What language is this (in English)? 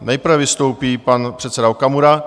Czech